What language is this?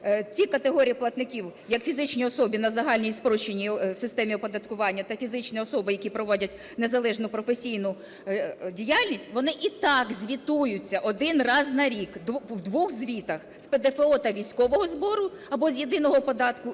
Ukrainian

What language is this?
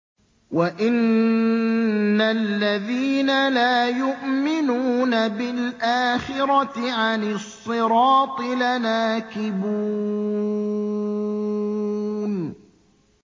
Arabic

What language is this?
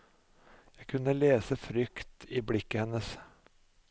Norwegian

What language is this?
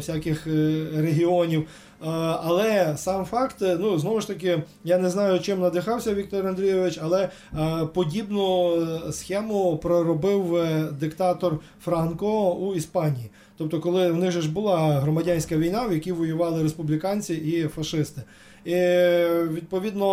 Ukrainian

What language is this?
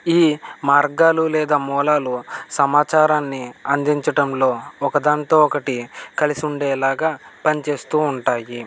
Telugu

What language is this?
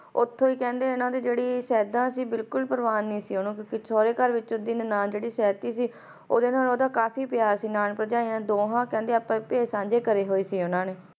Punjabi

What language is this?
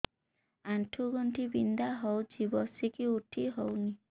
Odia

